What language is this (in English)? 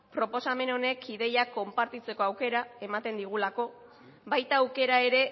Basque